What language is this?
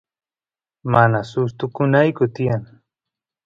Santiago del Estero Quichua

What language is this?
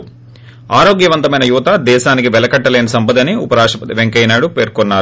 Telugu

